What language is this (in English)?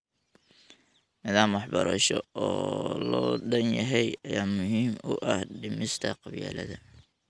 Somali